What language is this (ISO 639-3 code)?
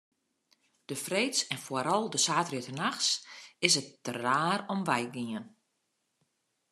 fry